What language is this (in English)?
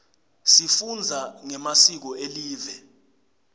Swati